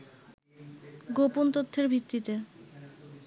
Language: Bangla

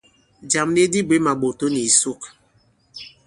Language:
Bankon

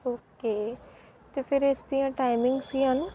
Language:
Punjabi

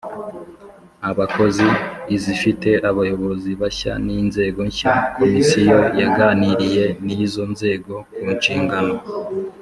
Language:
Kinyarwanda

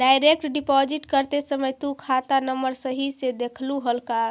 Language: Magahi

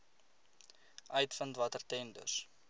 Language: Afrikaans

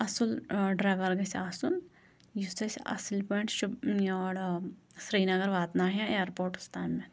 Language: Kashmiri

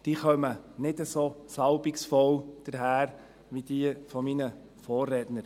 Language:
Swiss German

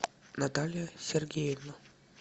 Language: Russian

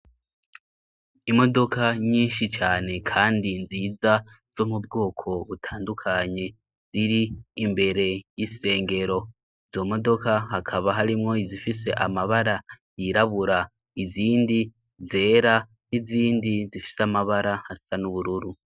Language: Rundi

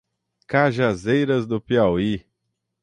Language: Portuguese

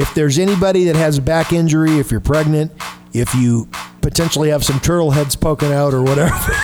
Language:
English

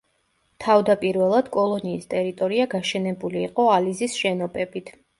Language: Georgian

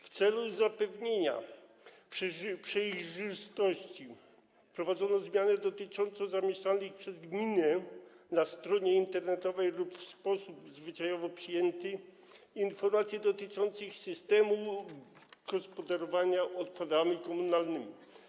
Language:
Polish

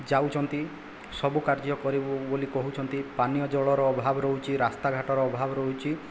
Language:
Odia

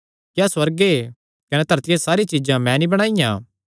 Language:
Kangri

